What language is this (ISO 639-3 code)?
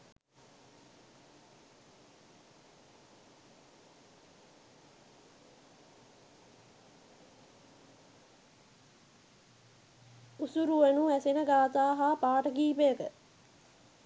sin